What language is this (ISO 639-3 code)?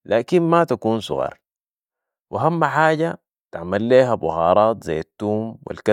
apd